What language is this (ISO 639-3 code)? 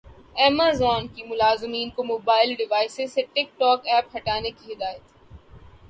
urd